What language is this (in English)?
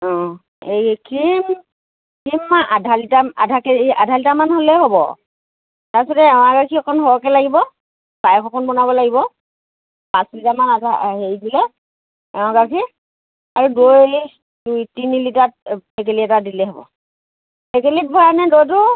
Assamese